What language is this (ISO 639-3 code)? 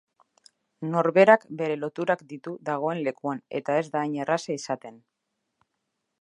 eus